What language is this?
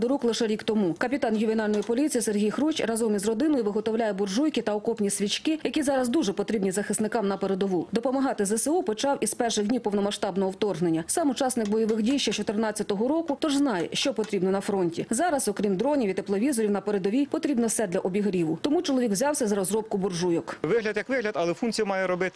Ukrainian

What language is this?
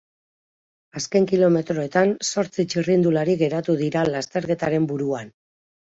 Basque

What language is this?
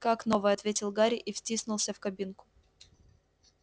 Russian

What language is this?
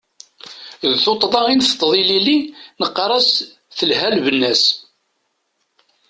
Kabyle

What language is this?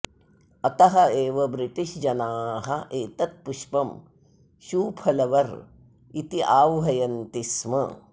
Sanskrit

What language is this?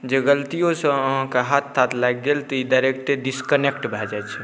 Maithili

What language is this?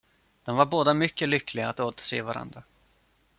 Swedish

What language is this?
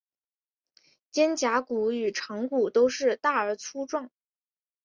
Chinese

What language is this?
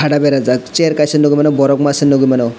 Kok Borok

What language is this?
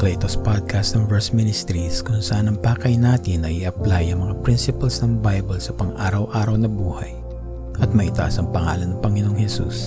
Filipino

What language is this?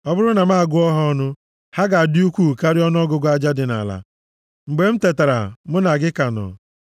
Igbo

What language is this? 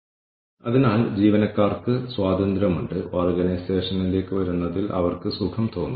Malayalam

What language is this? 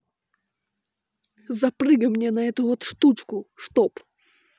Russian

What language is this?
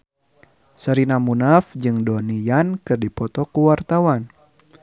Sundanese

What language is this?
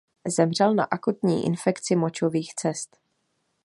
Czech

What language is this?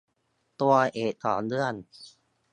Thai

